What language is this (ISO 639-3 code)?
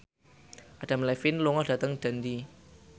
jav